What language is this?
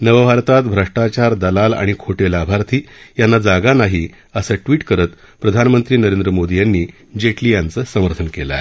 Marathi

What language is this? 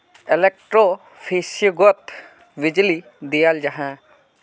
Magahi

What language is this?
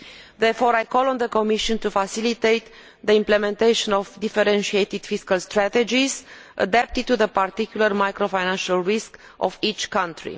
English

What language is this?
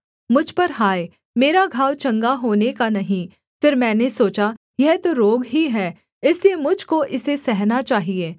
Hindi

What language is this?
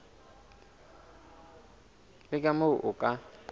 Southern Sotho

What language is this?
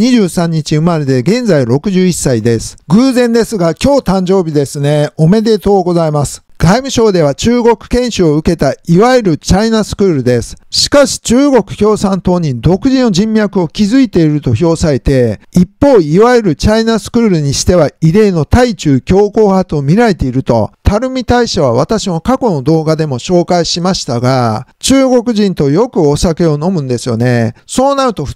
Japanese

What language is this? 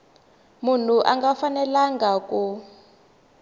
Tsonga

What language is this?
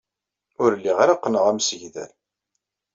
Kabyle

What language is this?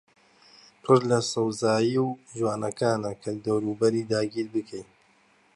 Central Kurdish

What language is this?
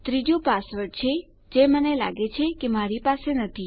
Gujarati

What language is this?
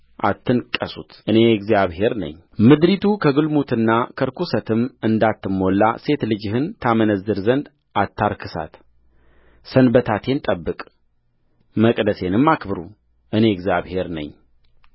Amharic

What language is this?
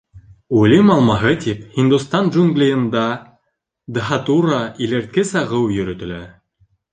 Bashkir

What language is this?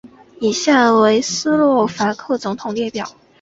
Chinese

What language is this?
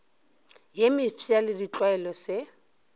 Northern Sotho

